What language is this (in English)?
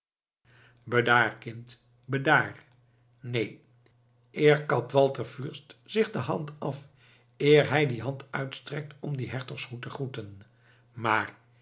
Dutch